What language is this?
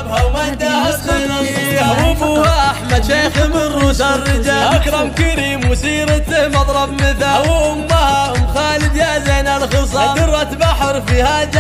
Arabic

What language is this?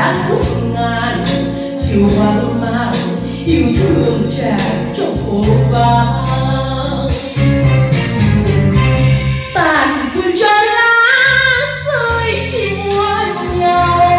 Vietnamese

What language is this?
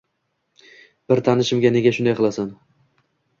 Uzbek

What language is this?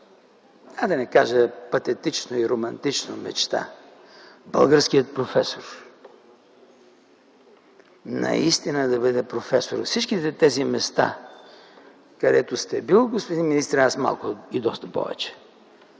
Bulgarian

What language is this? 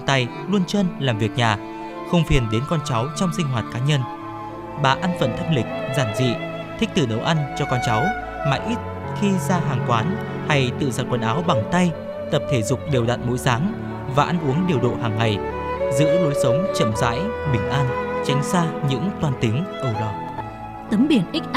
Vietnamese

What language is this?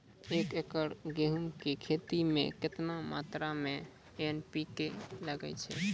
Maithili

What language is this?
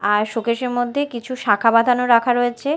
Bangla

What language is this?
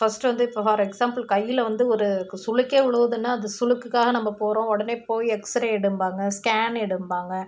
Tamil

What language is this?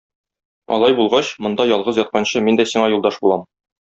Tatar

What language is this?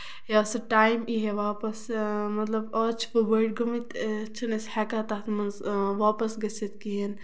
Kashmiri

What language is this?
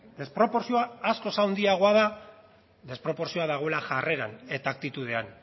Basque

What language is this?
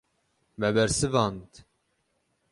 Kurdish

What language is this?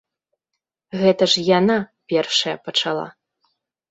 Belarusian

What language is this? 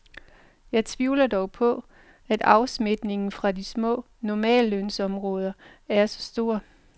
Danish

